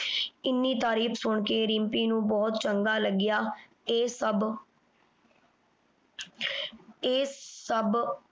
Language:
Punjabi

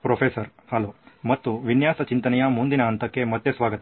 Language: Kannada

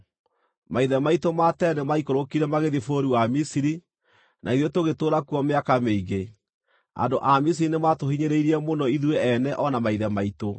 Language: Kikuyu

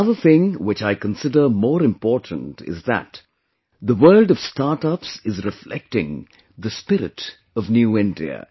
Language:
English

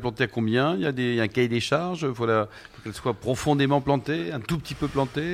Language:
French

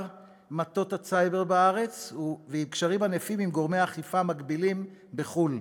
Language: Hebrew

